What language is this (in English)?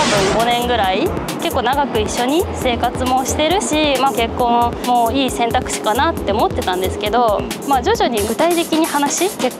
Japanese